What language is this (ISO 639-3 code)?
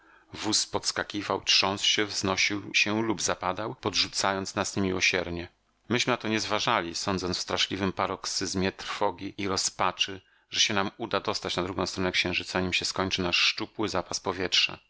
pol